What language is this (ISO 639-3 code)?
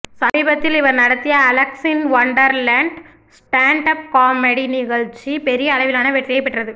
tam